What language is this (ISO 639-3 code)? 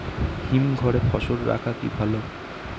ben